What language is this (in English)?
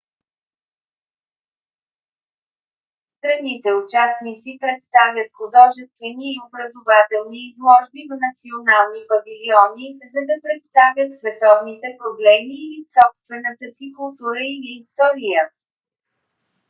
Bulgarian